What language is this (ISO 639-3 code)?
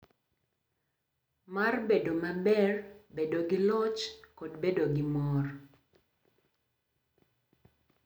luo